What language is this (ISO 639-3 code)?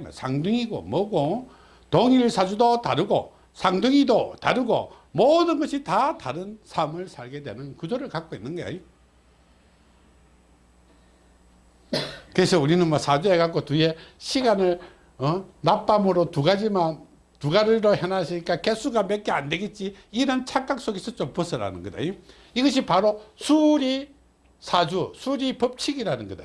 kor